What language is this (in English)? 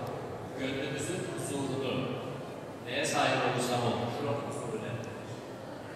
Turkish